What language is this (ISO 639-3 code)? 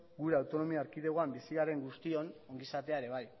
eus